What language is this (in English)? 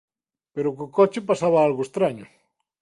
Galician